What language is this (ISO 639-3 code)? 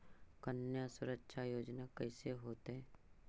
mag